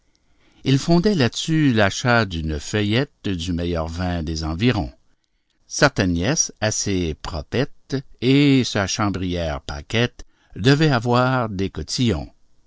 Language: French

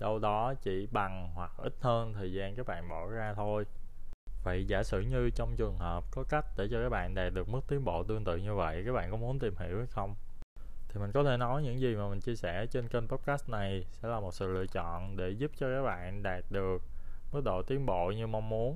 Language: Vietnamese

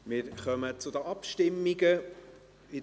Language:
Swiss German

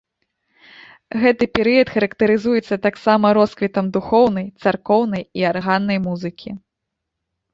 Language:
Belarusian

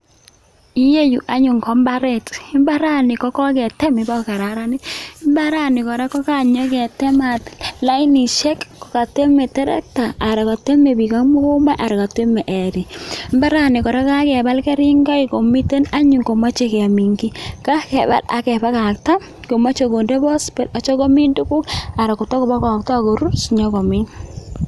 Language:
Kalenjin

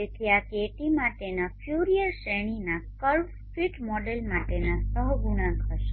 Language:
Gujarati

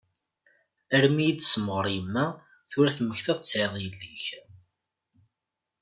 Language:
Kabyle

